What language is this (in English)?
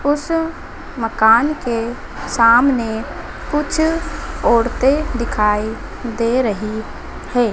Hindi